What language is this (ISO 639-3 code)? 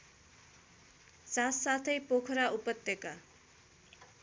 nep